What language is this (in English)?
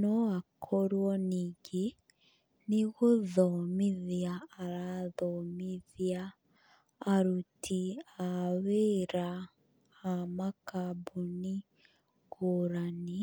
Kikuyu